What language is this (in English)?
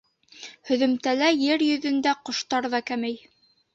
Bashkir